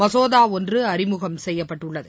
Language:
Tamil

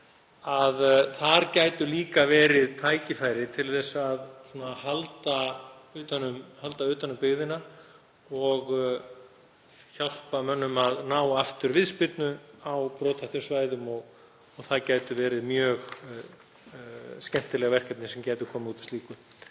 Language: Icelandic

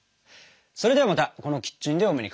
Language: Japanese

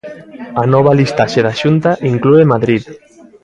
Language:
Galician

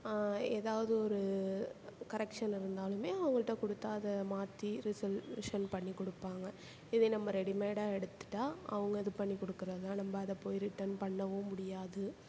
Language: Tamil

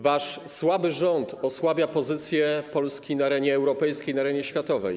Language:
Polish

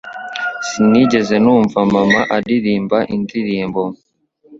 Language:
Kinyarwanda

